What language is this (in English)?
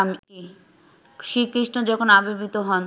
Bangla